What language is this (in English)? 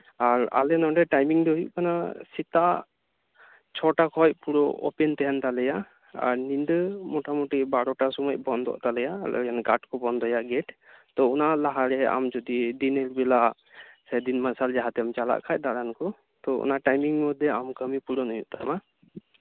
Santali